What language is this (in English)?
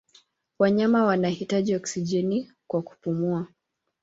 Swahili